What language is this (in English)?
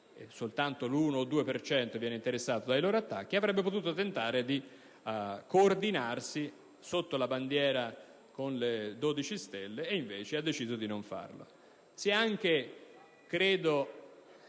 Italian